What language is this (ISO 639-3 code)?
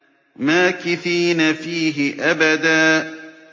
ara